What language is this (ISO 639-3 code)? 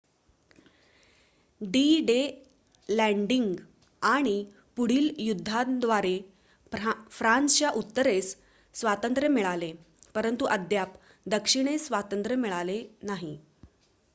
mar